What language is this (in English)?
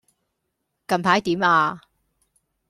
Cantonese